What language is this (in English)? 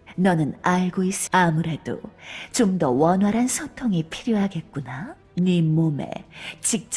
Korean